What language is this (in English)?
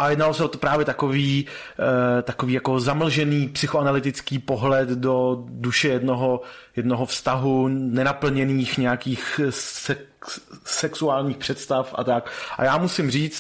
Czech